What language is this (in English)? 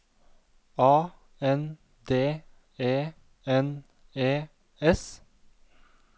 Norwegian